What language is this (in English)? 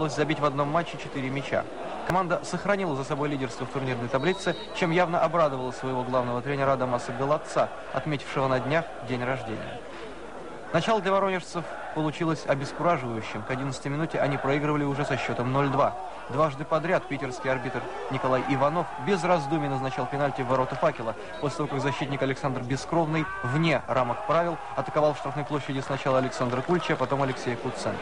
Russian